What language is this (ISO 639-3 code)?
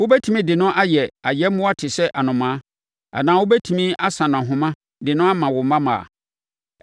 aka